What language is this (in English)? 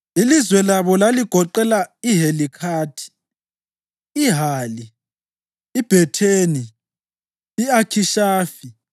North Ndebele